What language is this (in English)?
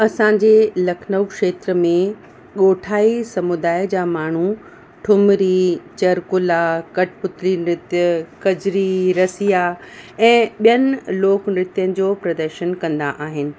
Sindhi